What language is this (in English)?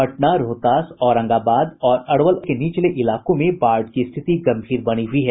Hindi